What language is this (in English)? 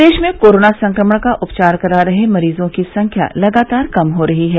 Hindi